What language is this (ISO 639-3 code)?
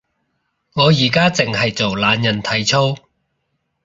yue